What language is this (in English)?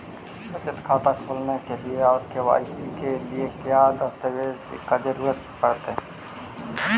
Magahi